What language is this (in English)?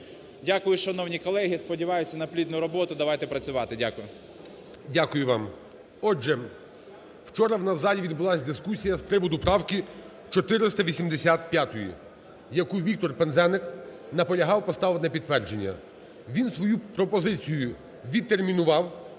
Ukrainian